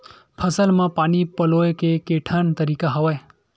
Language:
Chhattisgarhi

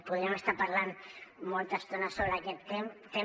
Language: Catalan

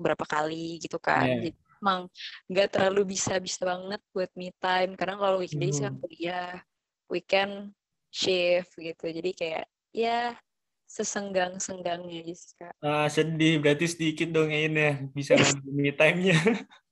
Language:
Indonesian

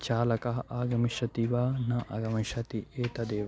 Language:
Sanskrit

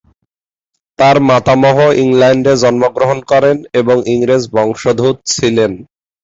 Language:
Bangla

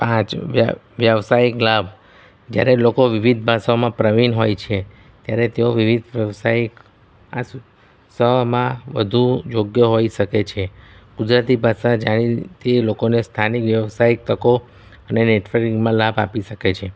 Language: Gujarati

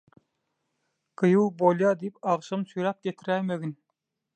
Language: Turkmen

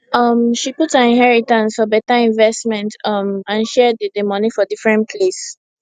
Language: Nigerian Pidgin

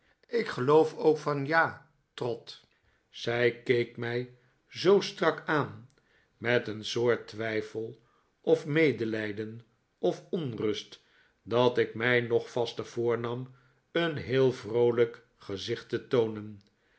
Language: Dutch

